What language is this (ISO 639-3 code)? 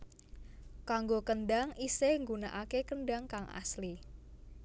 jav